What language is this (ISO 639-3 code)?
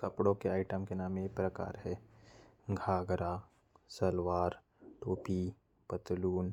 kfp